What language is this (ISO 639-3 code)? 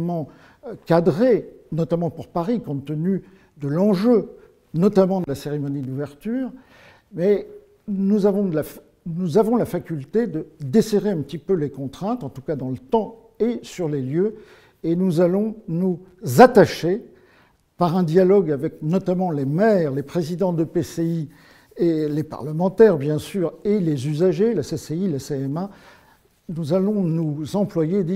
fra